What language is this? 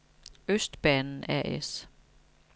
Danish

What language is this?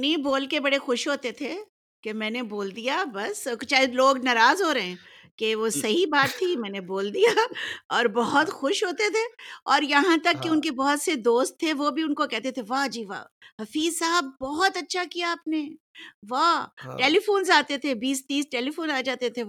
Urdu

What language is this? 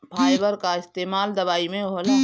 Bhojpuri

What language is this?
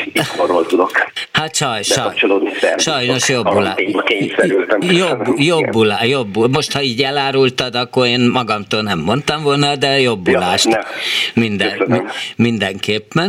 Hungarian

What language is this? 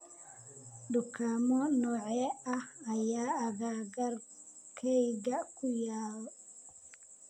Somali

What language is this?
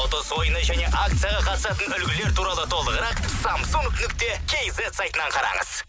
Kazakh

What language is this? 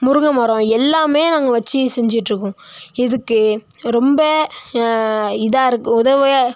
Tamil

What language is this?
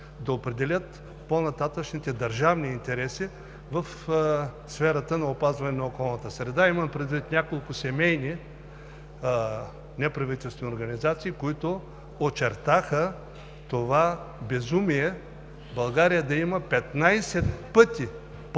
Bulgarian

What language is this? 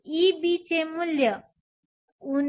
Marathi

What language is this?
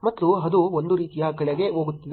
Kannada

